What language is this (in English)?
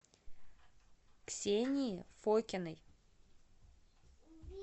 Russian